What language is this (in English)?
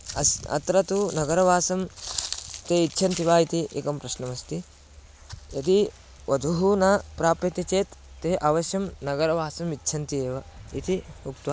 Sanskrit